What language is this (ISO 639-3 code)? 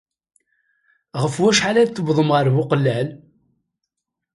kab